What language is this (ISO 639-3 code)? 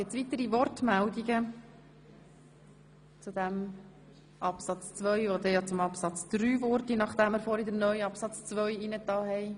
gsw